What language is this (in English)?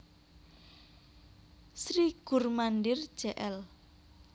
Javanese